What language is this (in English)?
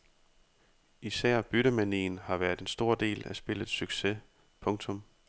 Danish